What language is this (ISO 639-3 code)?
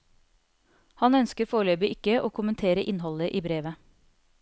nor